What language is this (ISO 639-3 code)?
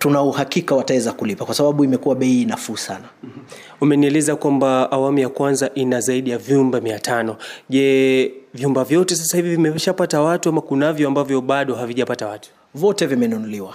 swa